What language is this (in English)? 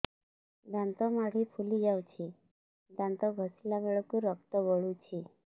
Odia